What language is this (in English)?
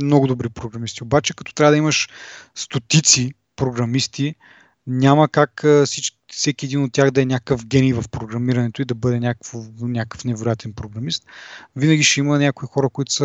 Bulgarian